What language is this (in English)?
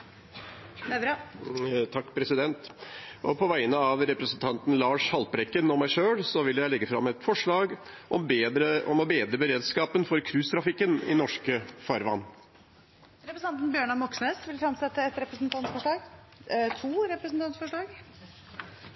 Norwegian